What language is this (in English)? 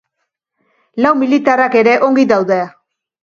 Basque